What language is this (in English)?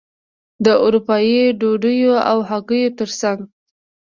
Pashto